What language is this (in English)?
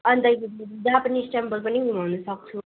Nepali